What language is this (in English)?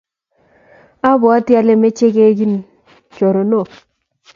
Kalenjin